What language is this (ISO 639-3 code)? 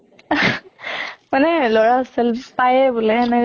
asm